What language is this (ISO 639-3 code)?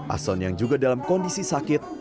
ind